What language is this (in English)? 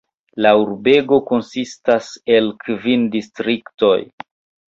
Esperanto